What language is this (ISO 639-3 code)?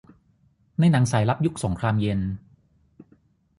tha